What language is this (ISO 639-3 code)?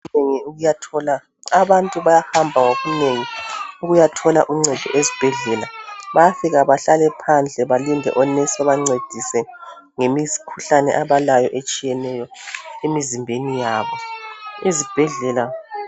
nde